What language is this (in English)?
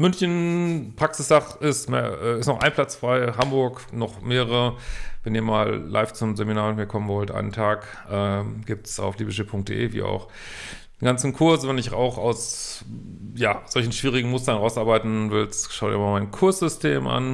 German